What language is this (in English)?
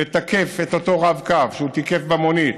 Hebrew